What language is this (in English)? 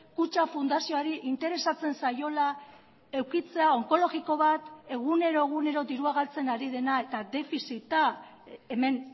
Basque